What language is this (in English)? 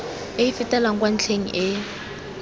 Tswana